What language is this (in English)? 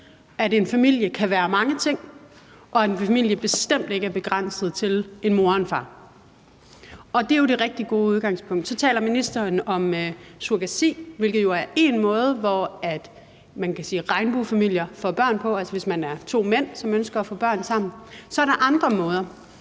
Danish